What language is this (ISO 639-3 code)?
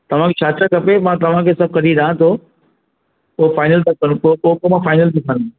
snd